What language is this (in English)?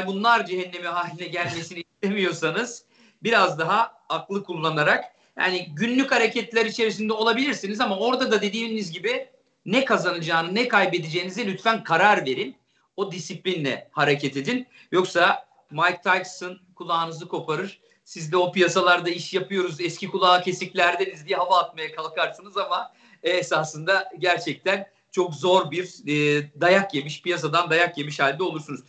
Turkish